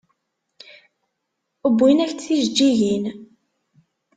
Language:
Kabyle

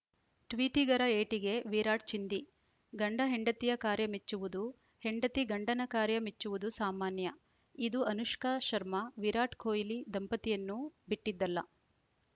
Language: Kannada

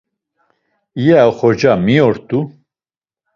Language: Laz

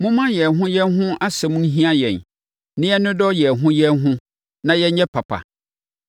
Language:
Akan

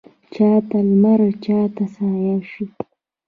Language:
Pashto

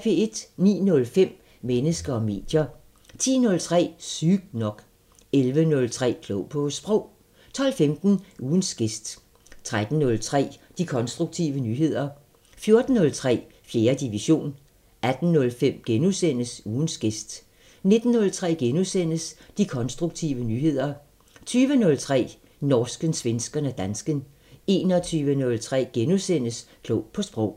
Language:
Danish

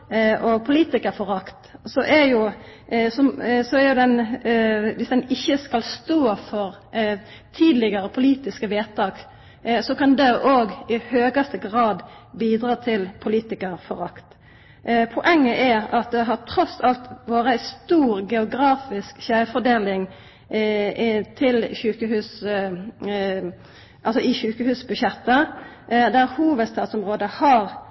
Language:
Norwegian Nynorsk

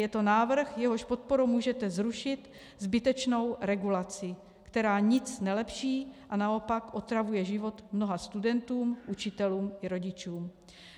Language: Czech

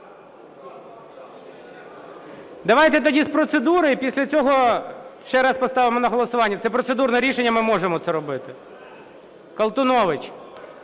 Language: Ukrainian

